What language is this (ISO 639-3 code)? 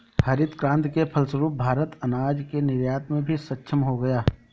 hin